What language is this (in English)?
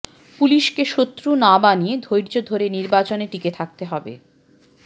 Bangla